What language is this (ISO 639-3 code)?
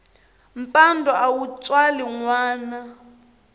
tso